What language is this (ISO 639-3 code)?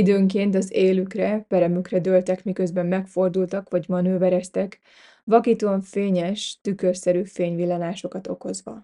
hun